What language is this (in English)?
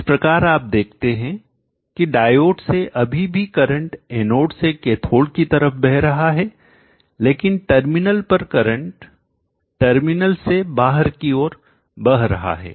Hindi